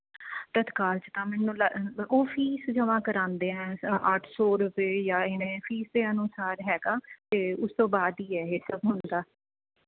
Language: Punjabi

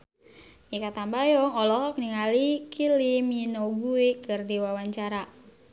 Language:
Sundanese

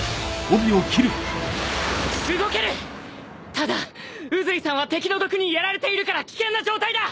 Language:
Japanese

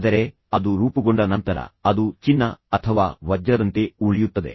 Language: Kannada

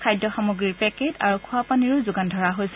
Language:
Assamese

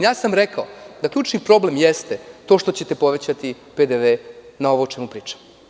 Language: Serbian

